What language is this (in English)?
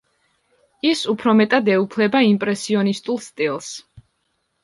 Georgian